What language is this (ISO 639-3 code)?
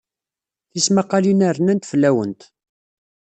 kab